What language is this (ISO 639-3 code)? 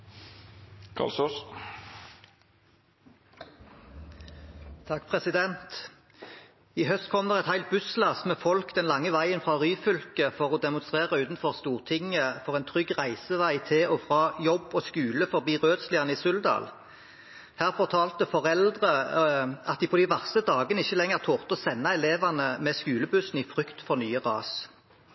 nob